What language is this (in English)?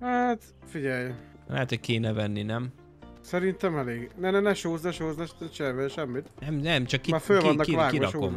Hungarian